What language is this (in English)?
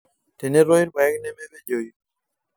Masai